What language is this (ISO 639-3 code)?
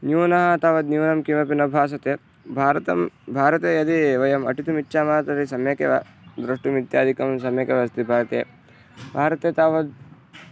san